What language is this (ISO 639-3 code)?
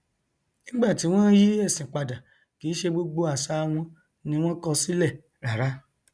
yor